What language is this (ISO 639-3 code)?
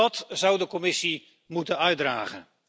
nld